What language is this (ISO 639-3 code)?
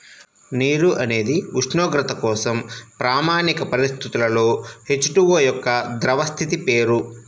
tel